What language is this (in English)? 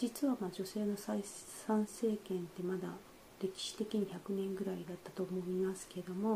Japanese